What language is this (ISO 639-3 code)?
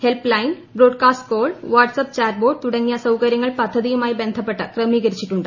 mal